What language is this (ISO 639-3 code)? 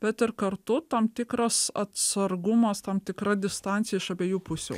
lit